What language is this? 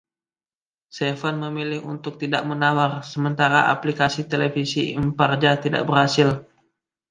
Indonesian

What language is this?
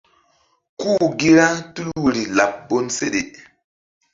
Mbum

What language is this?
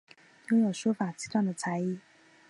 Chinese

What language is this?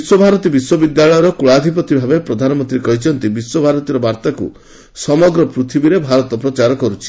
Odia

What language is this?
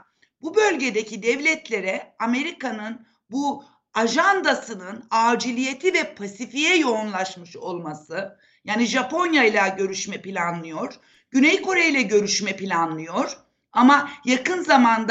Turkish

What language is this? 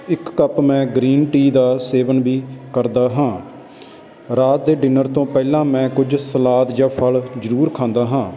Punjabi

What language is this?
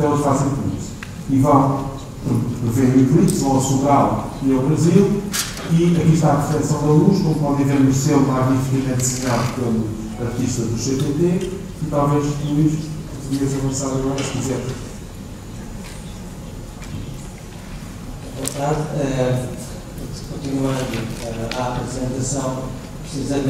Portuguese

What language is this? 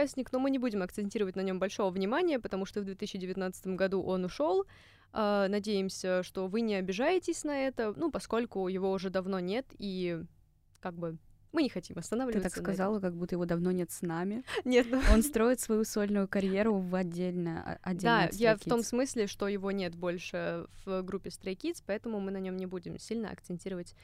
Russian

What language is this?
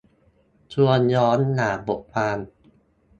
Thai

